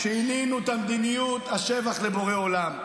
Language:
Hebrew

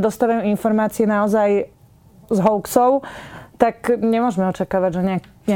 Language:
Slovak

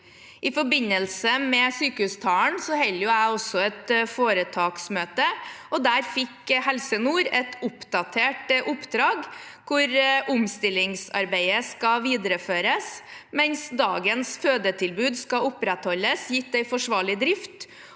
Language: Norwegian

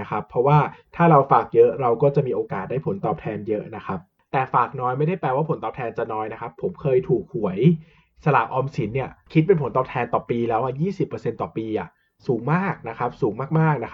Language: Thai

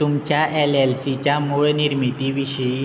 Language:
Konkani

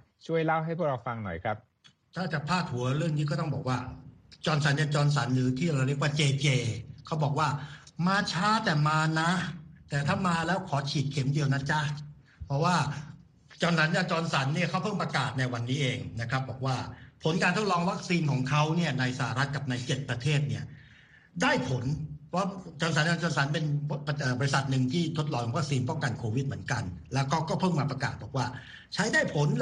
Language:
Thai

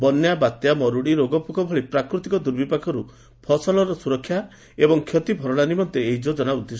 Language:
Odia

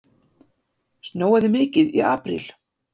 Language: Icelandic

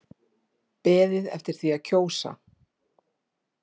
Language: Icelandic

